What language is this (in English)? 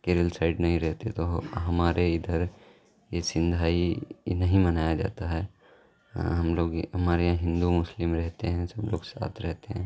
Urdu